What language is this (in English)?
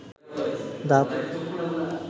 Bangla